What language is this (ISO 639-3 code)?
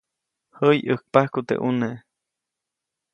zoc